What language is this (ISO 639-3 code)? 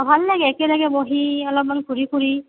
asm